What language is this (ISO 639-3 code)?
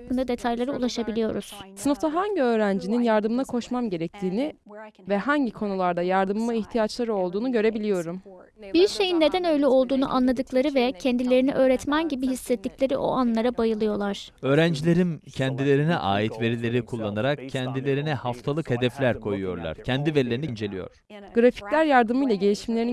tur